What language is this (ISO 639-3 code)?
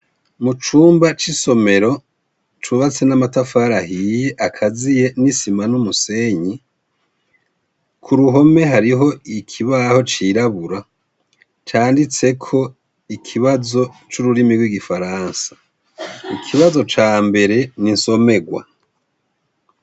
run